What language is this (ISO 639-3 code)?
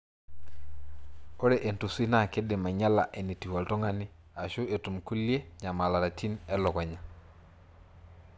mas